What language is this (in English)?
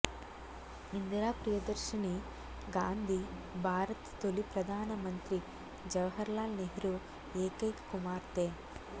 Telugu